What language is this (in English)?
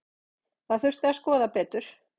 Icelandic